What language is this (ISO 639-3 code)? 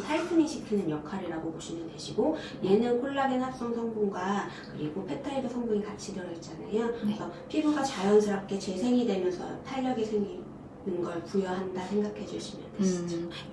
kor